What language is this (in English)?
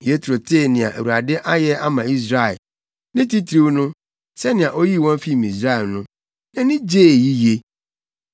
Akan